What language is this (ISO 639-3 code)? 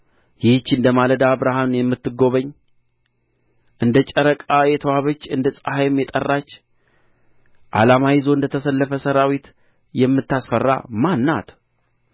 amh